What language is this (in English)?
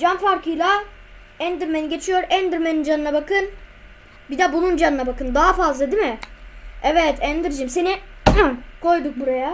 Turkish